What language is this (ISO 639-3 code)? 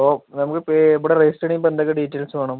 mal